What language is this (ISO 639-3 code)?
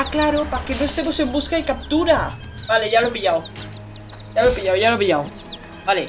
spa